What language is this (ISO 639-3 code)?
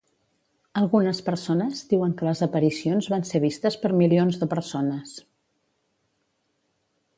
cat